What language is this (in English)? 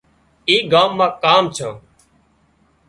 Wadiyara Koli